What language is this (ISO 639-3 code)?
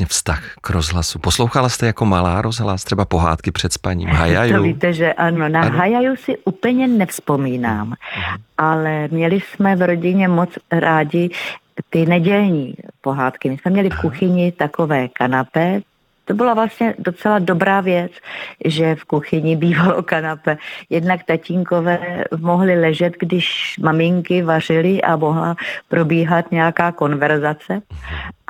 ces